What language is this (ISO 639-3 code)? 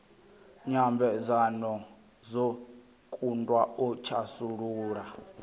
ven